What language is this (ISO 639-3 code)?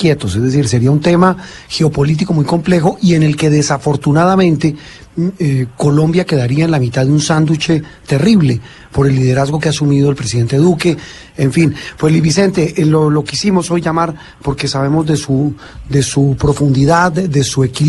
spa